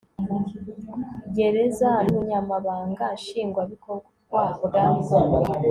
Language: Kinyarwanda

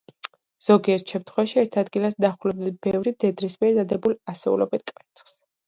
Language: Georgian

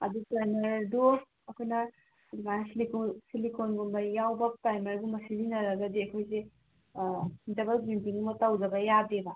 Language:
Manipuri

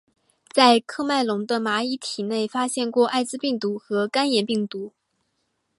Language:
Chinese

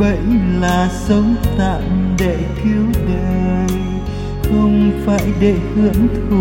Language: Vietnamese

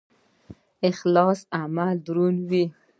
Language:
Pashto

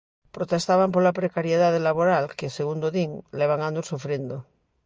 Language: Galician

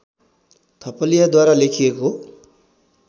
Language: Nepali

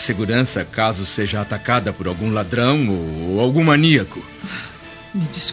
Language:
Portuguese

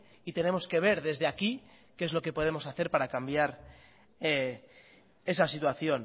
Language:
Spanish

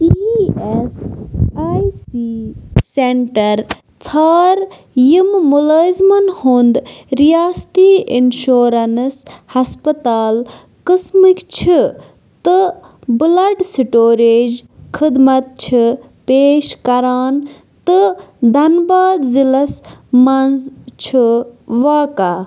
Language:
Kashmiri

